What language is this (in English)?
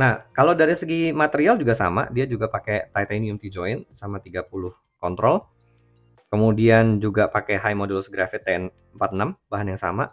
Indonesian